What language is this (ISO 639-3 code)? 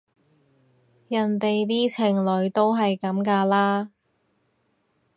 yue